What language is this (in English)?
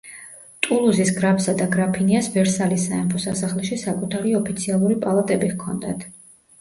Georgian